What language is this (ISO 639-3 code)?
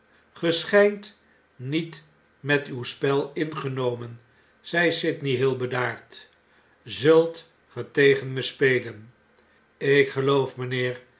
nld